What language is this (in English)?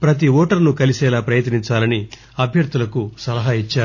Telugu